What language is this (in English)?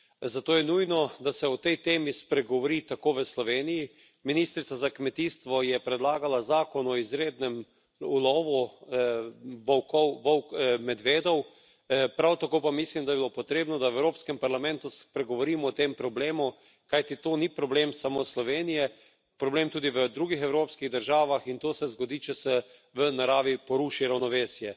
Slovenian